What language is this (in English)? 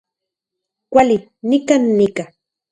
Central Puebla Nahuatl